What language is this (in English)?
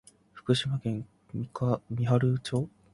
Japanese